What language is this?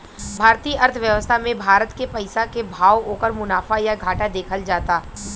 Bhojpuri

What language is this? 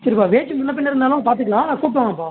Tamil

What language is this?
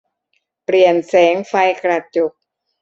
Thai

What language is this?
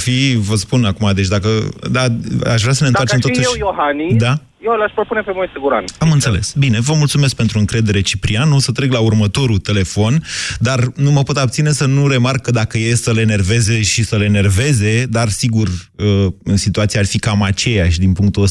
Romanian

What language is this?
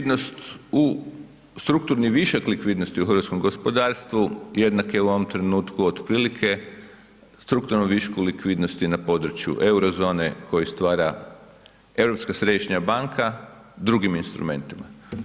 Croatian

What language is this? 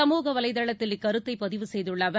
Tamil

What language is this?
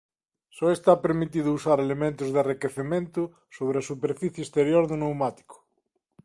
Galician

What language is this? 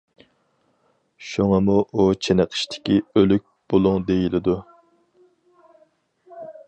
Uyghur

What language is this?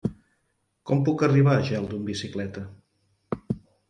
Catalan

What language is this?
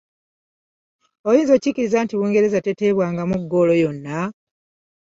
Ganda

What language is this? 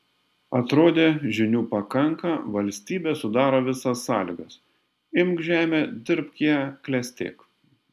Lithuanian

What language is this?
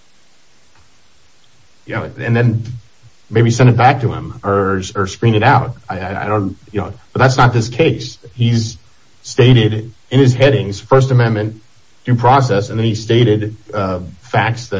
English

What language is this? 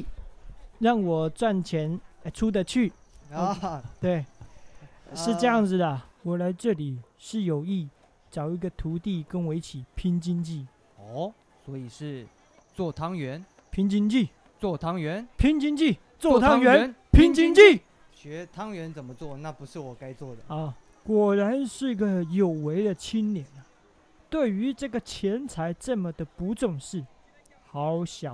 Chinese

